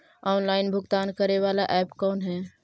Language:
Magahi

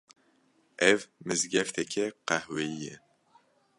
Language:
Kurdish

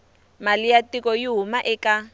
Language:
Tsonga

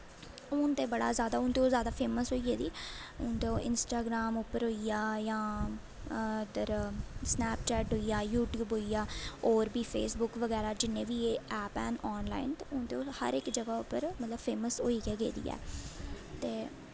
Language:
Dogri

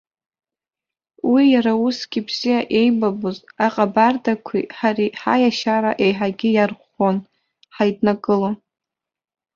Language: Abkhazian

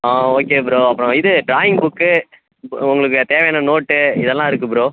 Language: Tamil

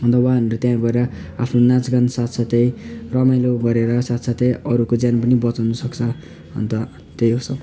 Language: Nepali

